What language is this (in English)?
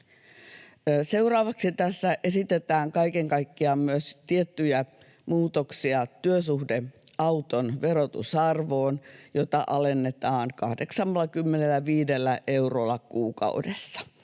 Finnish